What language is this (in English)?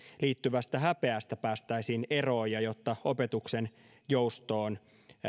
Finnish